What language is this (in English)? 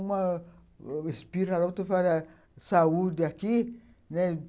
Portuguese